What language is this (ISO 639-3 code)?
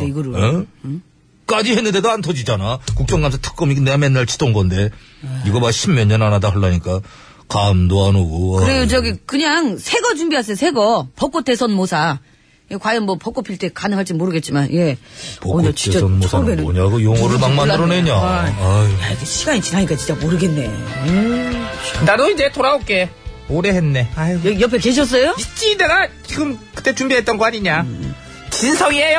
kor